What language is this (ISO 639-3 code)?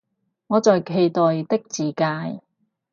yue